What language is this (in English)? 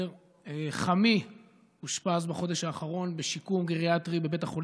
Hebrew